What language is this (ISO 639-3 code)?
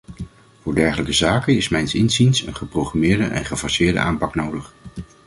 nld